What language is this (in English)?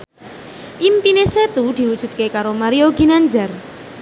Javanese